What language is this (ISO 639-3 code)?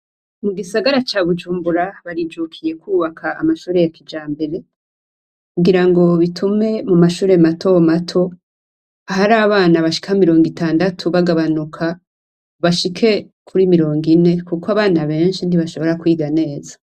run